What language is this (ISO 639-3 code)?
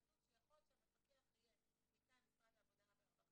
heb